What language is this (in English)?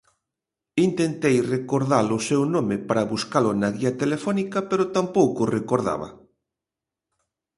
Galician